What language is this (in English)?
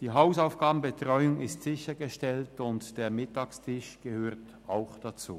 Swiss German